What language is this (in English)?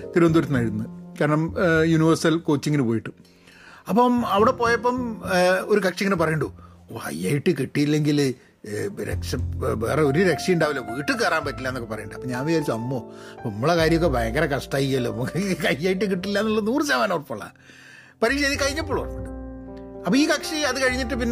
Malayalam